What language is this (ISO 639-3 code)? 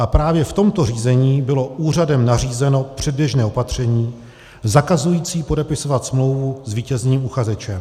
ces